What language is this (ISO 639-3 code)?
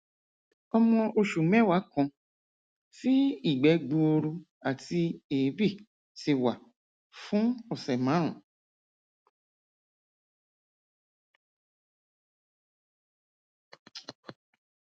yor